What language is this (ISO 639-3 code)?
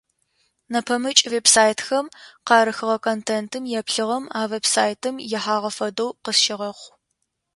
ady